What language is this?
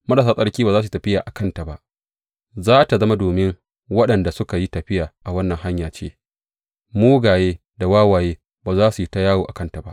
Hausa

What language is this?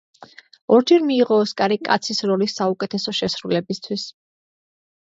Georgian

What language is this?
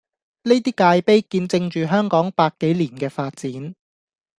Cantonese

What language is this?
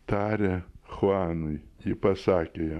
Lithuanian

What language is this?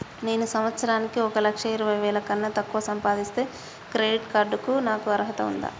Telugu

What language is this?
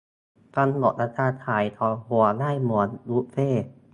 Thai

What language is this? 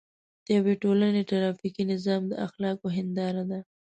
Pashto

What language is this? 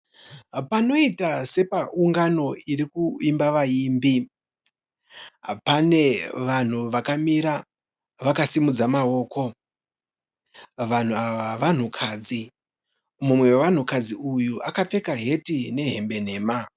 Shona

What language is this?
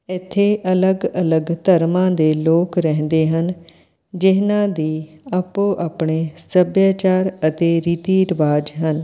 Punjabi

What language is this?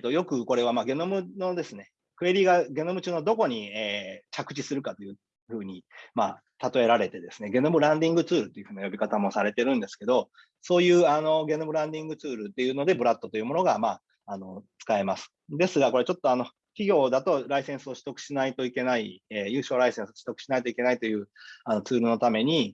Japanese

